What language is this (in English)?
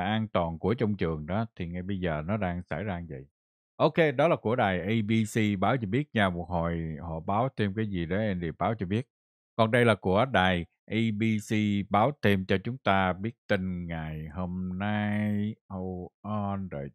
Vietnamese